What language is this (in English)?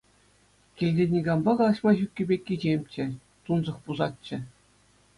Chuvash